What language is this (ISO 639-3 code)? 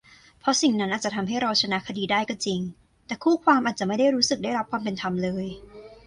tha